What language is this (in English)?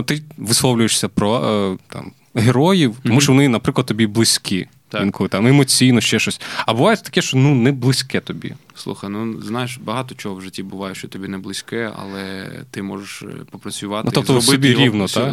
Ukrainian